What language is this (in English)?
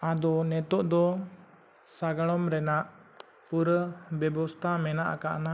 Santali